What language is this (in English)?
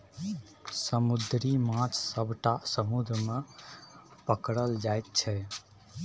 Maithili